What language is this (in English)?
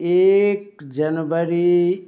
Maithili